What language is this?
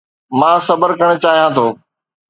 Sindhi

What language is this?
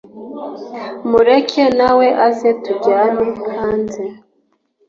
Kinyarwanda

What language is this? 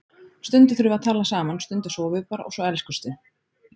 Icelandic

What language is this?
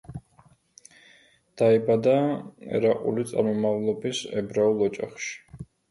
Georgian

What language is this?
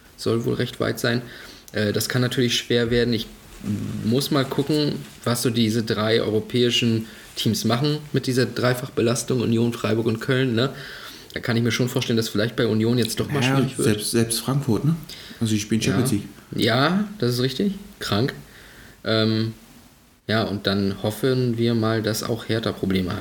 German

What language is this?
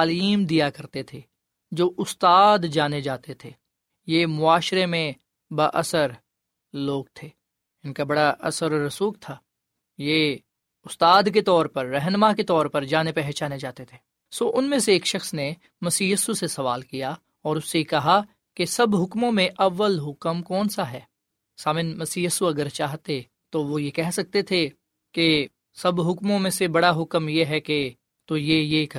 Urdu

